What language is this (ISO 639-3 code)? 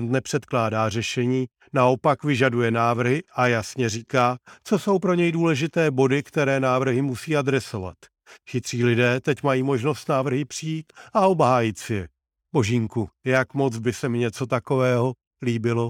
ces